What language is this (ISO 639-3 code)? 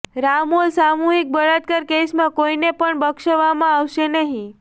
guj